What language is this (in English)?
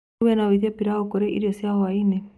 Kikuyu